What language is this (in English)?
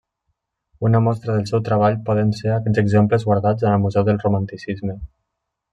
Catalan